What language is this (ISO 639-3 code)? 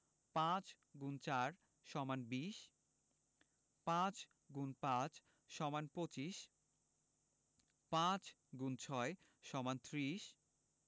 ben